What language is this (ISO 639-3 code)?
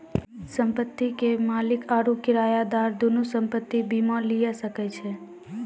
mai